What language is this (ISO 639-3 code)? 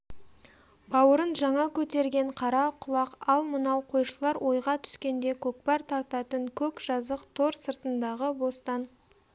kaz